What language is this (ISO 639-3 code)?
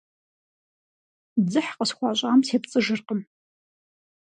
kbd